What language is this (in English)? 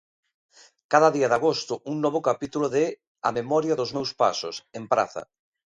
Galician